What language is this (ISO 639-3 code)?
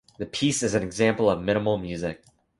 eng